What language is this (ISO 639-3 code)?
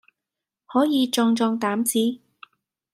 yue